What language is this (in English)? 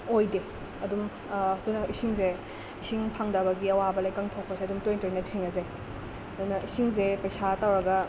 Manipuri